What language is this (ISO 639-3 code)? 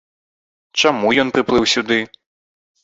bel